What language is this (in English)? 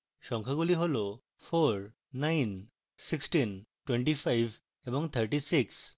Bangla